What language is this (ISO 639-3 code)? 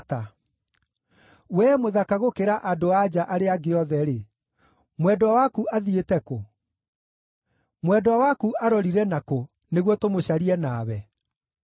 kik